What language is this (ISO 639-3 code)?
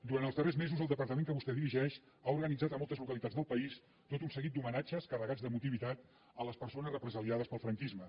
cat